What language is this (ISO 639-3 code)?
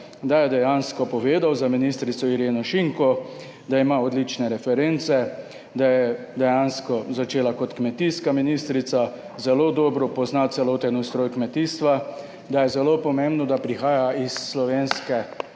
slv